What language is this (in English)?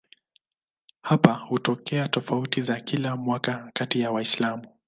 Swahili